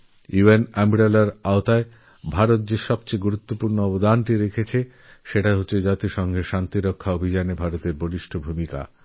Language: Bangla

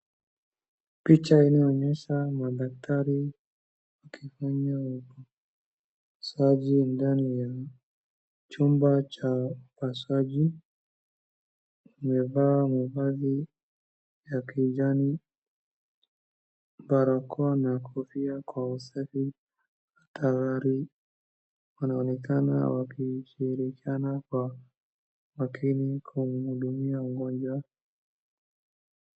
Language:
Swahili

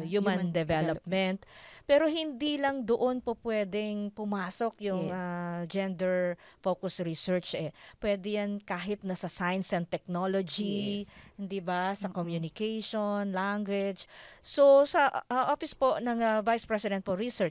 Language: Filipino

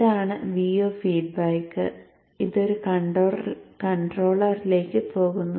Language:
Malayalam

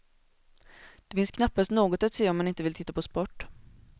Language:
Swedish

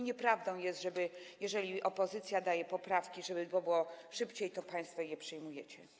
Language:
Polish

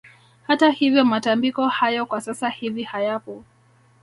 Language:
Swahili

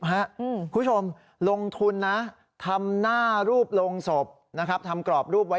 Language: Thai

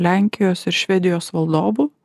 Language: Lithuanian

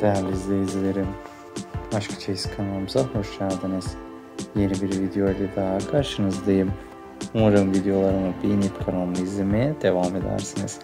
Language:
Turkish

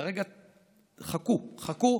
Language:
Hebrew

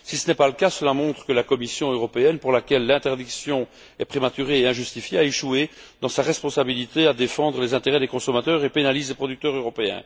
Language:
French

